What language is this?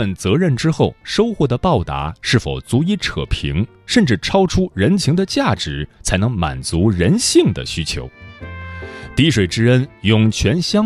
Chinese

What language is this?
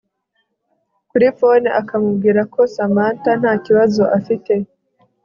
Kinyarwanda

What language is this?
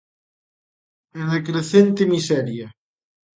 Galician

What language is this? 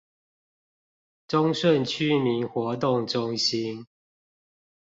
Chinese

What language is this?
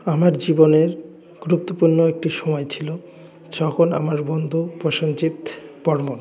Bangla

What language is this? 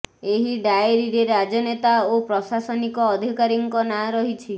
Odia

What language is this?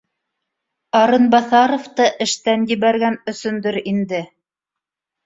Bashkir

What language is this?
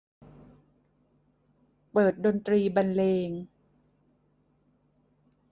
Thai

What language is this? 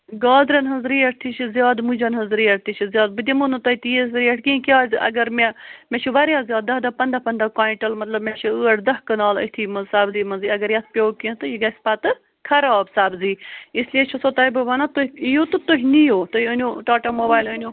Kashmiri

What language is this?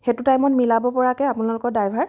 Assamese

